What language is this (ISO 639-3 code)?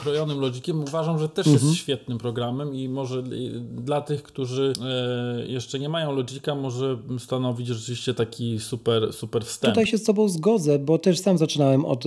pol